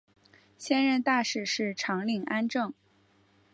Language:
Chinese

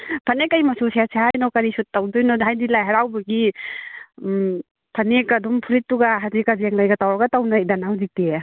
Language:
Manipuri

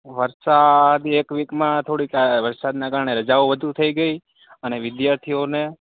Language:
Gujarati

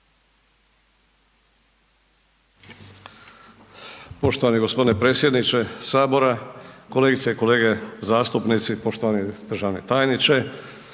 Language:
Croatian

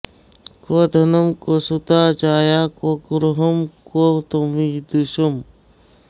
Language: Sanskrit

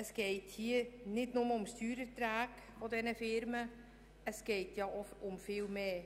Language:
Swiss German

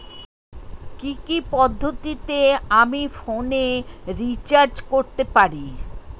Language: Bangla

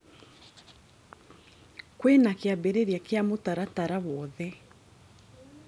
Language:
Kikuyu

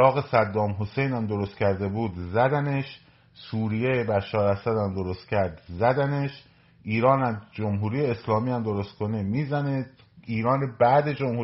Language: Persian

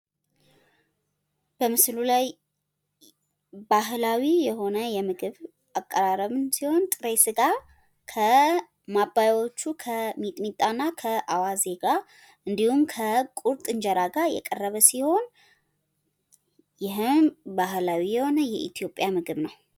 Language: Amharic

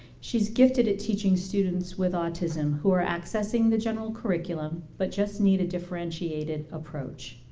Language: English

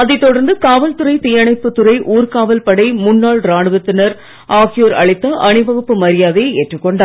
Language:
Tamil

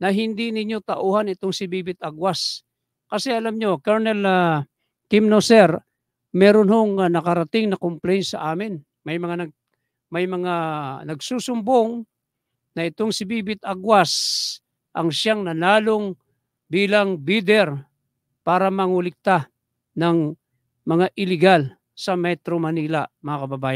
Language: Filipino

